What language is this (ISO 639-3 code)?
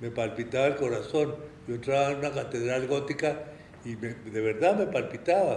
spa